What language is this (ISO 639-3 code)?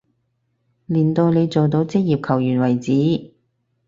yue